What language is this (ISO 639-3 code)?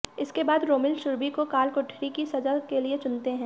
hin